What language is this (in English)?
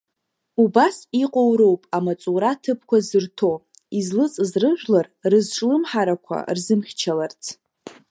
Abkhazian